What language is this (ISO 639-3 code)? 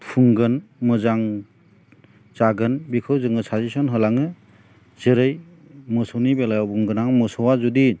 brx